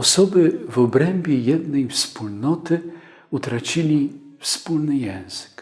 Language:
Polish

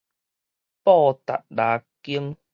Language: Min Nan Chinese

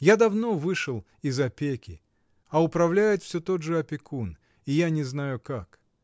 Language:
Russian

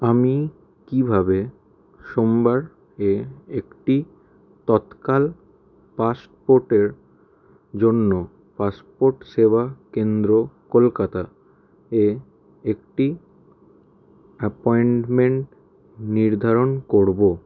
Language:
Bangla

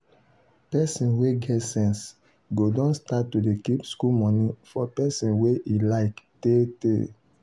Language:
Nigerian Pidgin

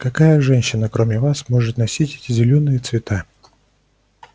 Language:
Russian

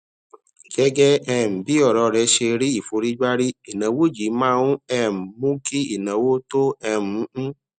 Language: Yoruba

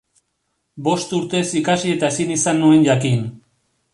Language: Basque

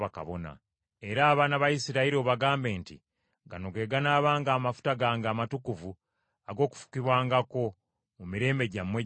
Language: Ganda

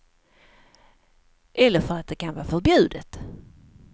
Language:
Swedish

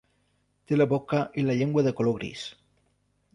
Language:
Catalan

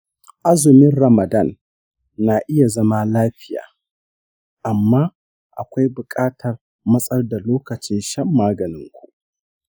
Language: Hausa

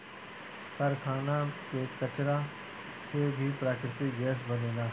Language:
Bhojpuri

